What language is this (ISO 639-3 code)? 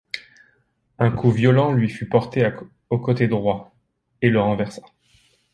fra